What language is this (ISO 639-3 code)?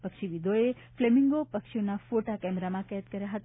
guj